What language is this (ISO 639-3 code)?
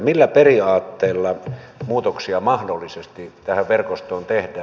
fin